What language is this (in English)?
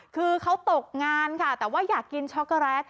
Thai